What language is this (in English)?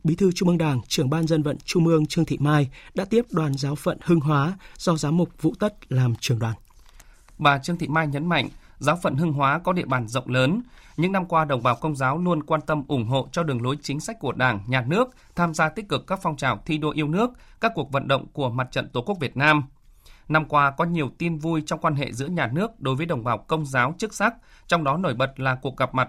Vietnamese